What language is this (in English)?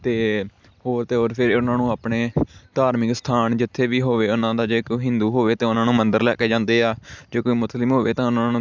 Punjabi